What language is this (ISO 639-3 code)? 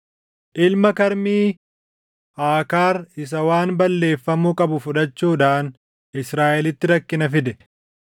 orm